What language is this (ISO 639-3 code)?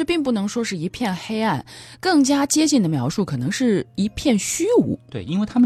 zho